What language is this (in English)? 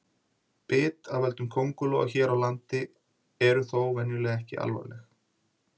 Icelandic